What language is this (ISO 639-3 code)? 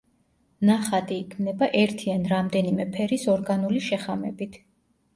kat